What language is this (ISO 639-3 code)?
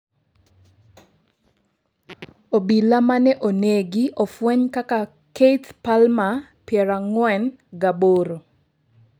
luo